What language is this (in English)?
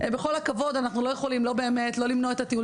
Hebrew